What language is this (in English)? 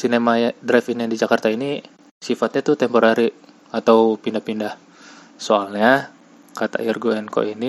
Indonesian